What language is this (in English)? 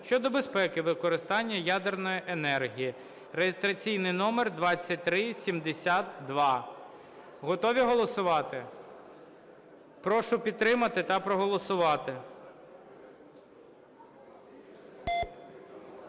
Ukrainian